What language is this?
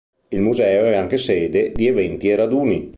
Italian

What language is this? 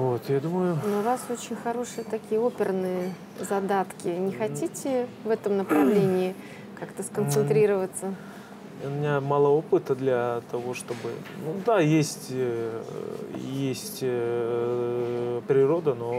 Russian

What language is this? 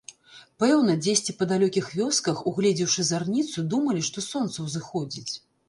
Belarusian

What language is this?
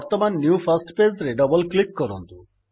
Odia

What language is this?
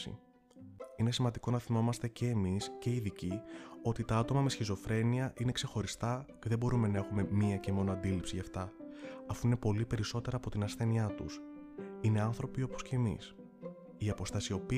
Greek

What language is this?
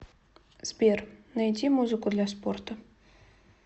Russian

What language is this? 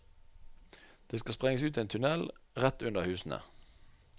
Norwegian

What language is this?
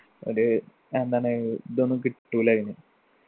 Malayalam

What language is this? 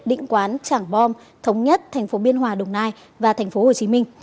Vietnamese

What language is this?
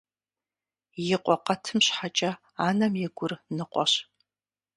Kabardian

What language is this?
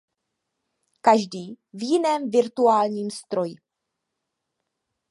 Czech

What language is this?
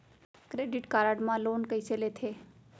Chhattisgarhi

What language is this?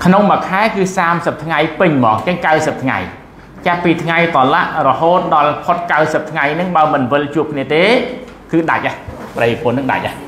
Thai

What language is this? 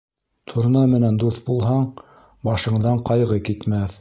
Bashkir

